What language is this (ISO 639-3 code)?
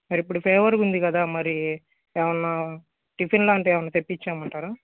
tel